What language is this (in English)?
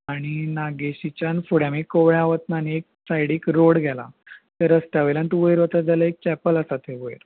Konkani